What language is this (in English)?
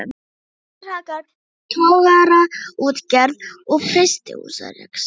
Icelandic